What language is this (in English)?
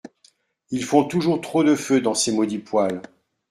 French